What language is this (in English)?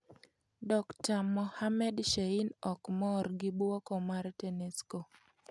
Luo (Kenya and Tanzania)